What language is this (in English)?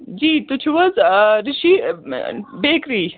Kashmiri